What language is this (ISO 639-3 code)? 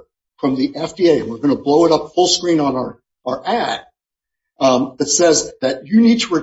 eng